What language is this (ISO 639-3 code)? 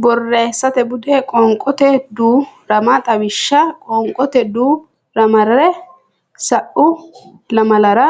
sid